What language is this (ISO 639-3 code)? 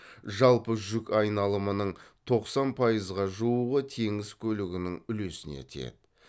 kaz